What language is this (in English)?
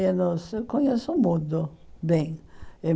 Portuguese